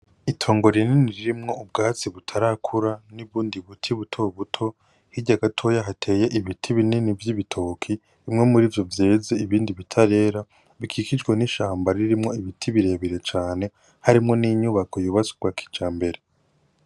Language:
Rundi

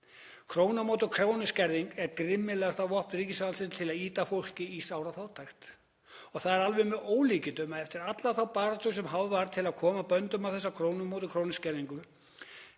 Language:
Icelandic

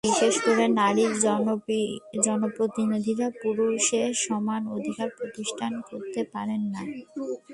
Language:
Bangla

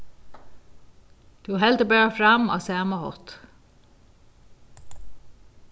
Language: Faroese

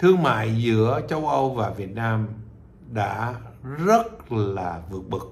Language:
Vietnamese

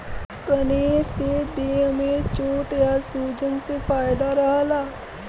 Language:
Bhojpuri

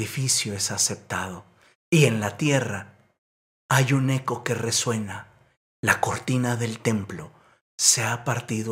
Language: Spanish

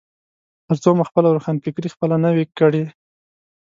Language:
Pashto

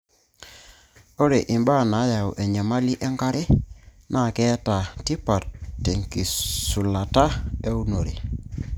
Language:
Masai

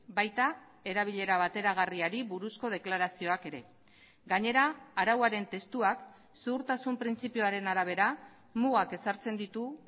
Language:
Basque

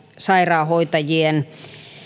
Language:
Finnish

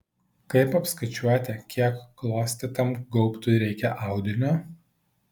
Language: Lithuanian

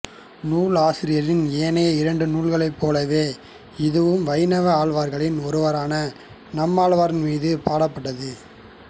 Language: Tamil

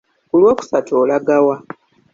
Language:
Ganda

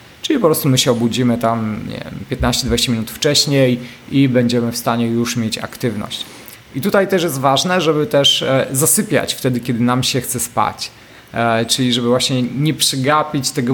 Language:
Polish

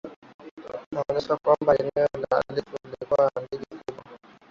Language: Swahili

